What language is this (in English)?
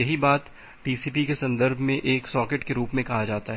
Hindi